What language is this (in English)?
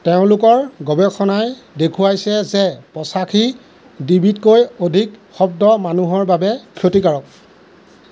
Assamese